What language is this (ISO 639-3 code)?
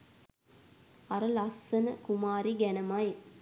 sin